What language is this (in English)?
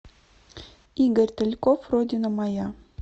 Russian